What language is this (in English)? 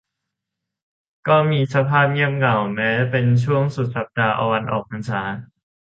Thai